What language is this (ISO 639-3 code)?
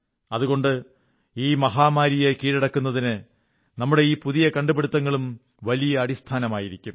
mal